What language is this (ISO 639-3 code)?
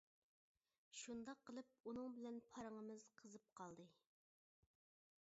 uig